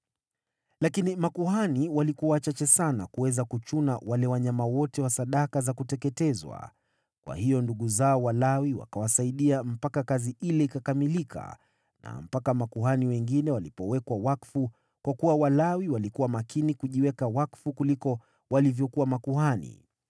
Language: Swahili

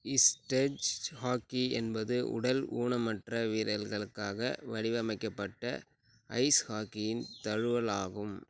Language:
Tamil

